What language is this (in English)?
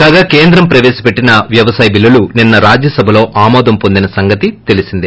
Telugu